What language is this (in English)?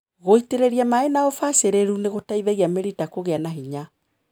Kikuyu